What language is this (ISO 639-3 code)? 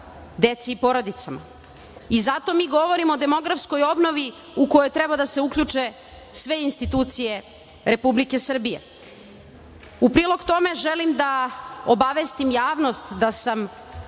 srp